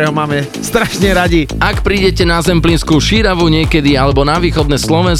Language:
Slovak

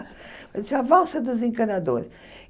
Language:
Portuguese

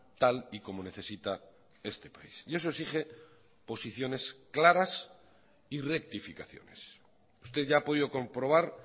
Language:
Spanish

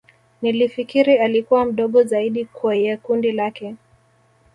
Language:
Swahili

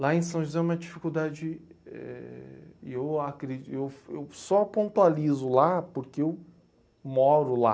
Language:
Portuguese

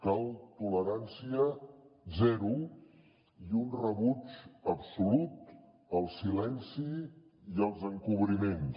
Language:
Catalan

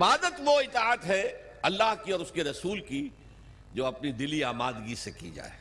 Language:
Urdu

